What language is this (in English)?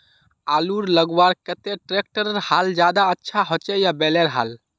Magahi